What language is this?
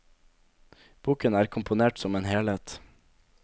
Norwegian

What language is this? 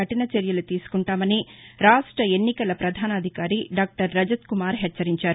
Telugu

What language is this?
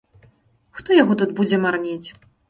Belarusian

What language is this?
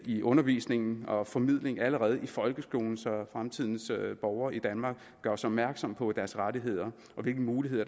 Danish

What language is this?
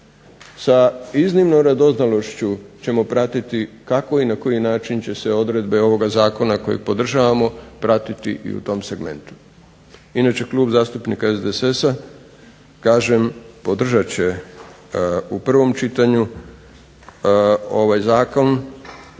Croatian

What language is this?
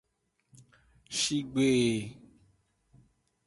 Aja (Benin)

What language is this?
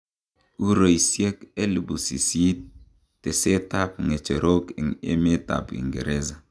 Kalenjin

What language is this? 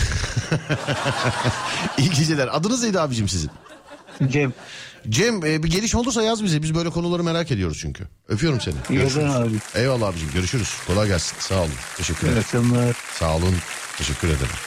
Turkish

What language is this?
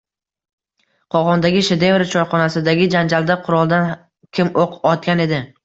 Uzbek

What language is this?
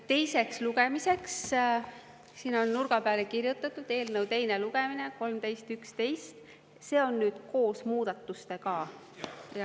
Estonian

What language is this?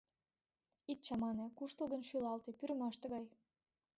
Mari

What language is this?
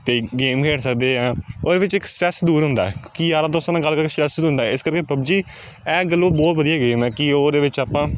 Punjabi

